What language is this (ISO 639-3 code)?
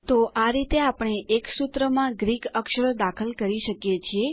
guj